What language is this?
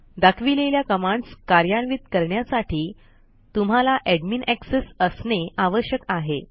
Marathi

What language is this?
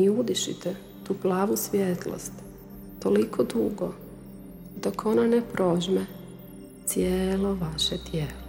Croatian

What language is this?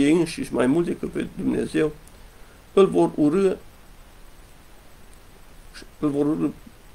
Romanian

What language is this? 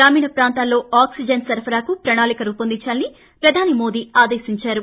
Telugu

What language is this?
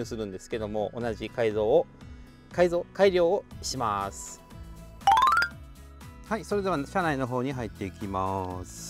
Japanese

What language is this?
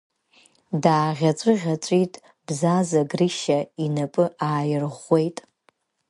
Abkhazian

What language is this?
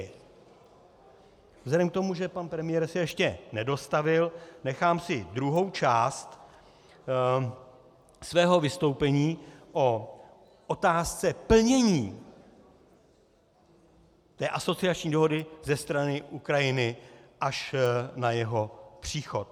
Czech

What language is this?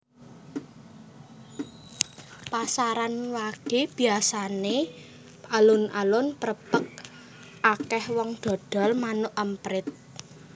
Javanese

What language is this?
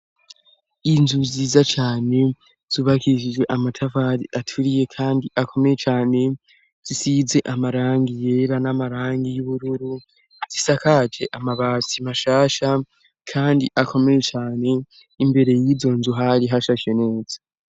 Rundi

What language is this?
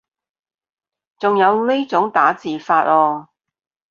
Cantonese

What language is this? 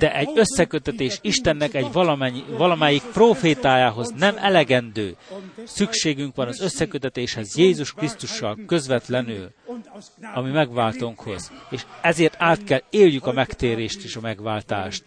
Hungarian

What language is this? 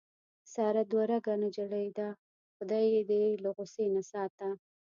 Pashto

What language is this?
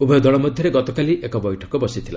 Odia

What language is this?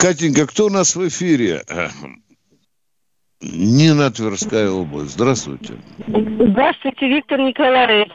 Russian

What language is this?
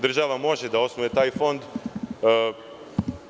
Serbian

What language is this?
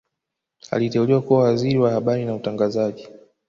Swahili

